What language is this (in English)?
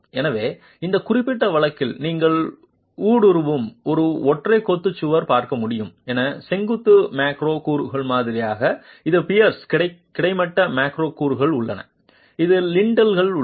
Tamil